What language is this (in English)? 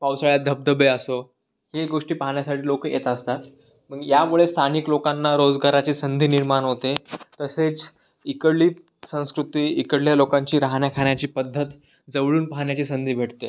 Marathi